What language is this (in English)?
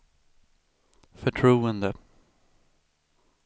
Swedish